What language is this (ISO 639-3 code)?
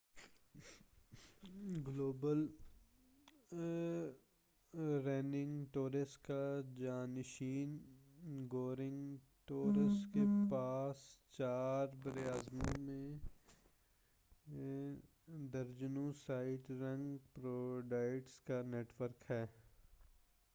urd